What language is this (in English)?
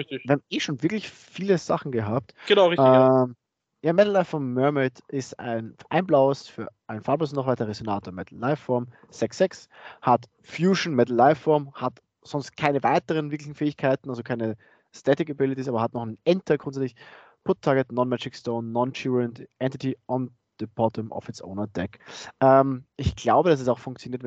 German